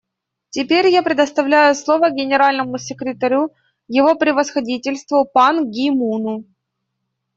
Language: Russian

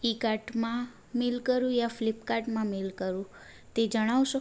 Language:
Gujarati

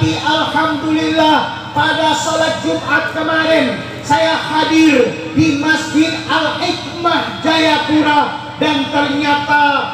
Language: Indonesian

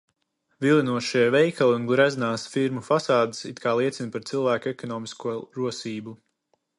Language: Latvian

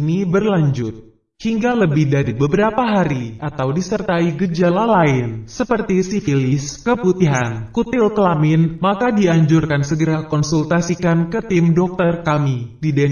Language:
Indonesian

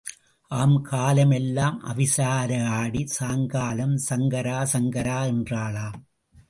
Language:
Tamil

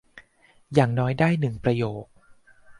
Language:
Thai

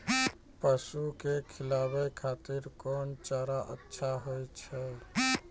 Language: Maithili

